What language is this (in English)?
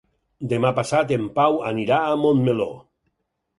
Catalan